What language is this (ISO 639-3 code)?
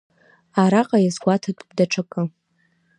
abk